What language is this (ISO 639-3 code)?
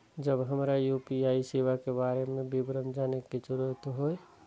mai